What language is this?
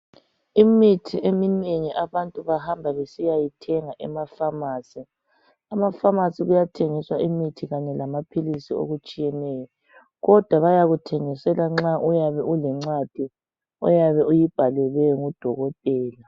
North Ndebele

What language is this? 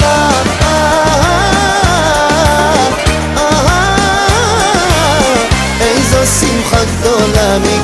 Arabic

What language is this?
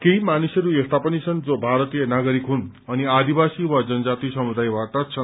Nepali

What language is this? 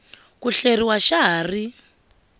Tsonga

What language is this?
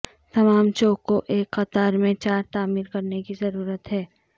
Urdu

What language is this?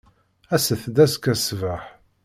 Kabyle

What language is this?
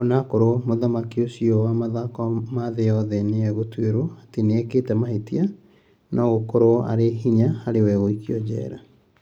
Kikuyu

